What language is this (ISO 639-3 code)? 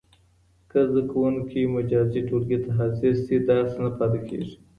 pus